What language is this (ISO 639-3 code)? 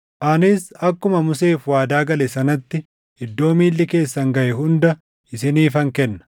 orm